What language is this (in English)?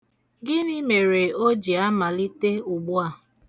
Igbo